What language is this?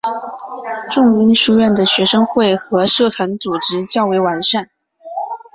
Chinese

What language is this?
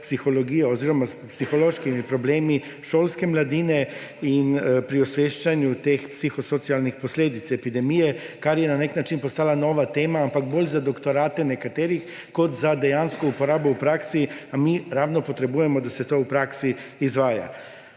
Slovenian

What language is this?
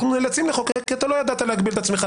Hebrew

